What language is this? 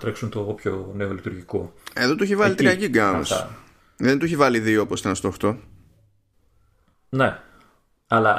Greek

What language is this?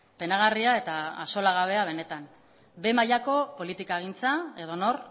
Basque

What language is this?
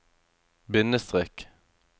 Norwegian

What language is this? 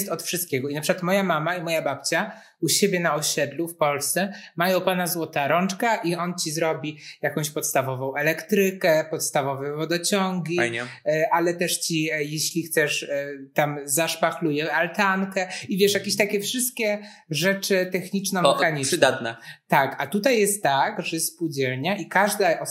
Polish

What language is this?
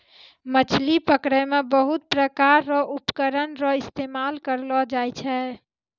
Maithili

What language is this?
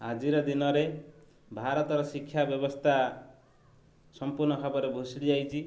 Odia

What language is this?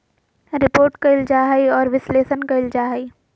Magahi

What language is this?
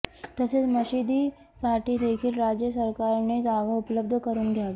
Marathi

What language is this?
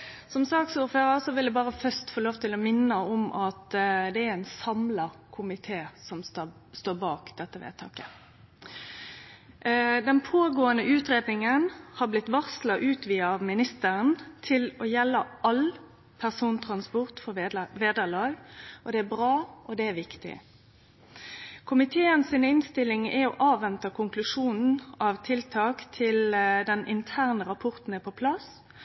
Norwegian Nynorsk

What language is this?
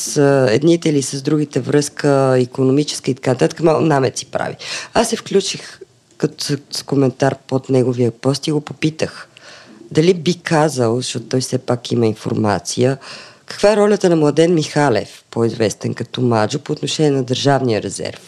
Bulgarian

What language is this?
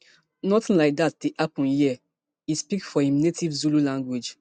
Nigerian Pidgin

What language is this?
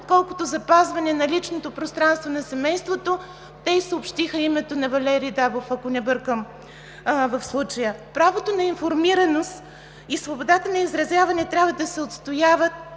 Bulgarian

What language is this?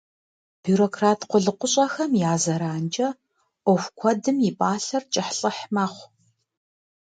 Kabardian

